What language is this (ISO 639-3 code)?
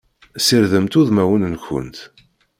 kab